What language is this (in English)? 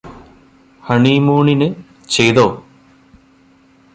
Malayalam